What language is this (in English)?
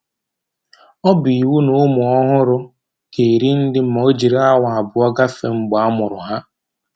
Igbo